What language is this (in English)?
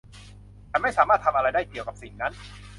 Thai